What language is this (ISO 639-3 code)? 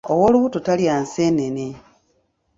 lug